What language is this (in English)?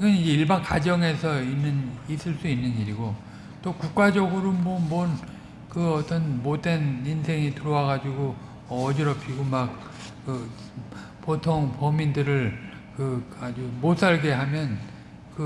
Korean